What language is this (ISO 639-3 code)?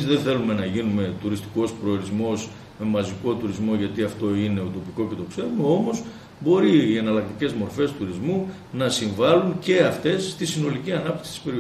ell